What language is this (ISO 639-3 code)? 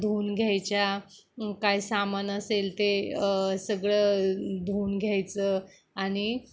mar